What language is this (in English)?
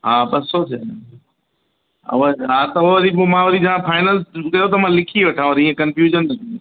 Sindhi